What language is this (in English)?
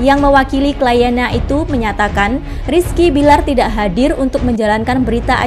Indonesian